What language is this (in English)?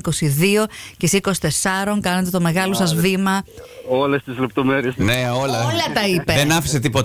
Greek